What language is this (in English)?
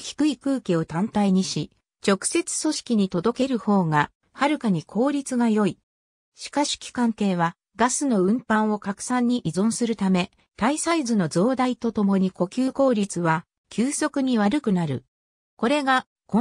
Japanese